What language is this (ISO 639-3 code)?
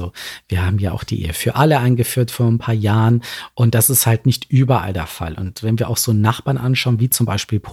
deu